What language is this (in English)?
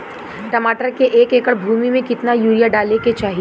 Bhojpuri